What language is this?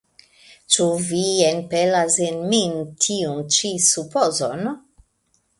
Esperanto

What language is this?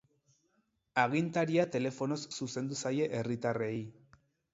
Basque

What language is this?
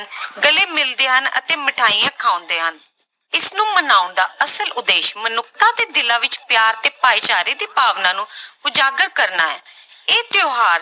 Punjabi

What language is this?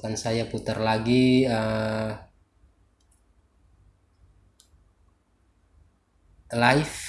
Indonesian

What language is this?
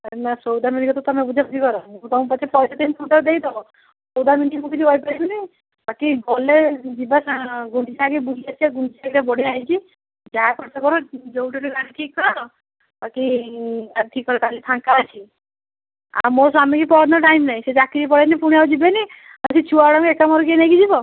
Odia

